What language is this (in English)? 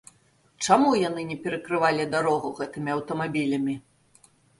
Belarusian